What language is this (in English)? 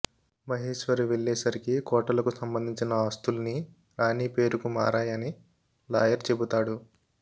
Telugu